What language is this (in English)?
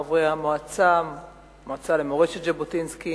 Hebrew